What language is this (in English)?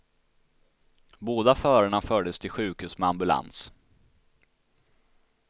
Swedish